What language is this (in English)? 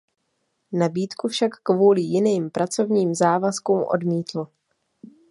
Czech